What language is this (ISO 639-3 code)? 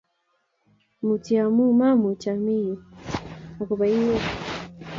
kln